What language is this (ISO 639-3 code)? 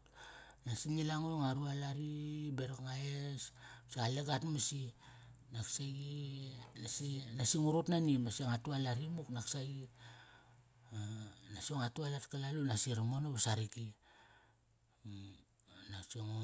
ckr